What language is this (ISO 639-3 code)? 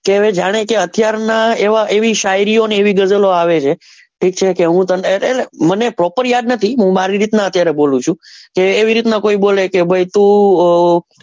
guj